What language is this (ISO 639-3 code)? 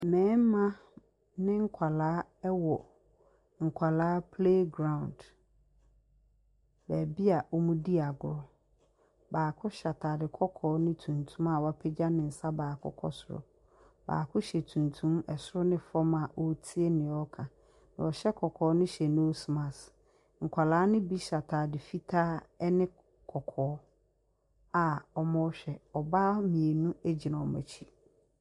aka